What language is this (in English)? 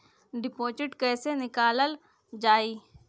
Bhojpuri